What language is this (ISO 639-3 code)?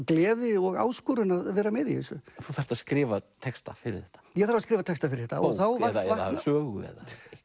isl